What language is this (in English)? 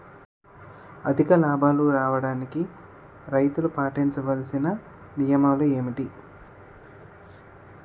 Telugu